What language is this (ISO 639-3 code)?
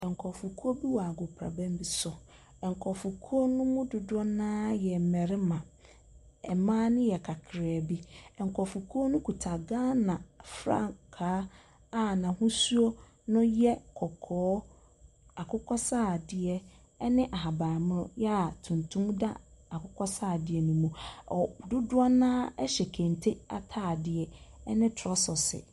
aka